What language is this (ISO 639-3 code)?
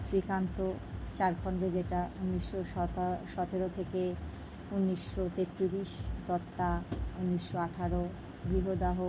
ben